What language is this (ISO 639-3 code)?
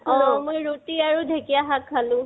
asm